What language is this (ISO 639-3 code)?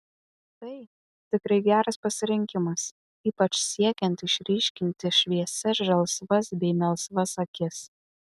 lit